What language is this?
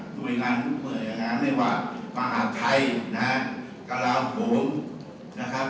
Thai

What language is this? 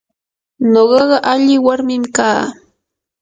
Yanahuanca Pasco Quechua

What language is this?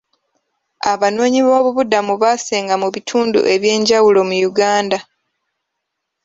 Ganda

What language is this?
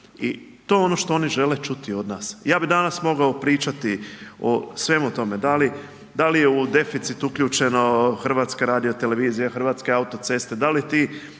Croatian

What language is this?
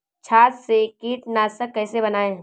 Hindi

